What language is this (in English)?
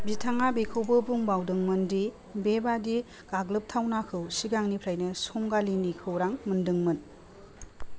Bodo